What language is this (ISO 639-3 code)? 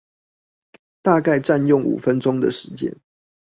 zho